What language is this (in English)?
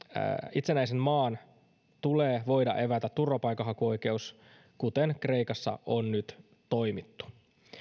Finnish